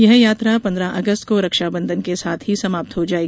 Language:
Hindi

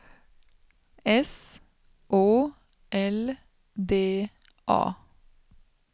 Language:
Swedish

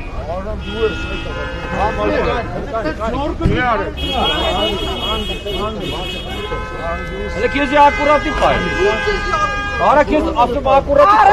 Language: Romanian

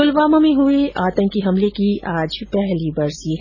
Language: Hindi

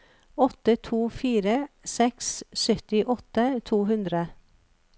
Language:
Norwegian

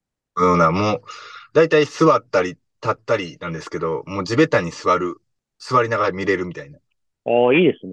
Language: Japanese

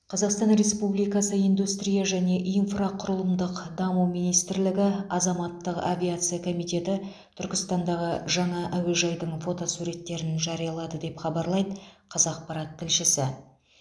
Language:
Kazakh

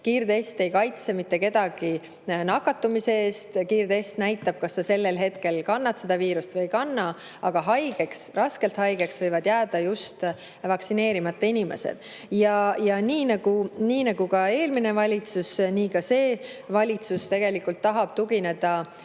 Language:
Estonian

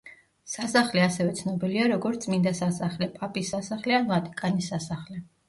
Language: Georgian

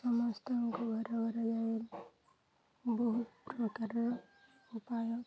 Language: Odia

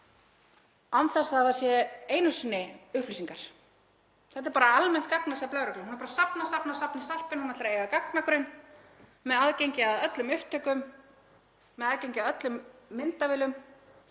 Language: Icelandic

